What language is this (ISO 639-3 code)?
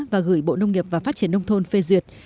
vie